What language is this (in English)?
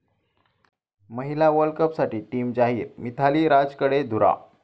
Marathi